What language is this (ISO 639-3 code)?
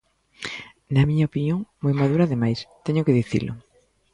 glg